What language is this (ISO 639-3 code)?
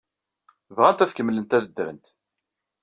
kab